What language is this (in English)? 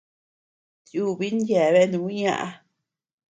Tepeuxila Cuicatec